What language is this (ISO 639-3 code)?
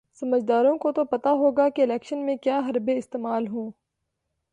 urd